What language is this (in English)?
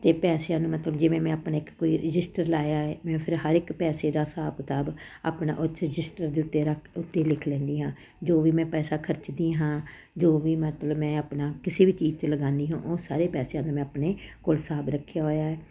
Punjabi